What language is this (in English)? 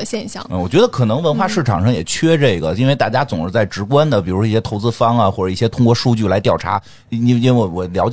Chinese